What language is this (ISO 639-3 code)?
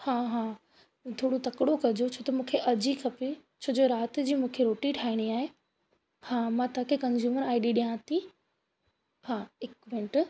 snd